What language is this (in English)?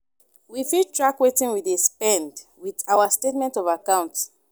Nigerian Pidgin